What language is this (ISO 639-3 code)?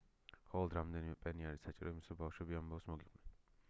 kat